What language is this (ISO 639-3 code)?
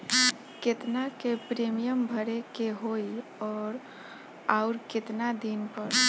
bho